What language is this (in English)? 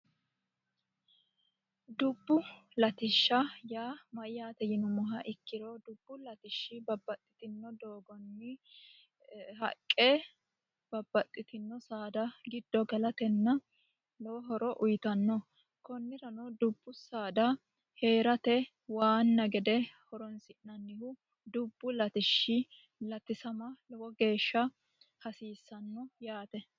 Sidamo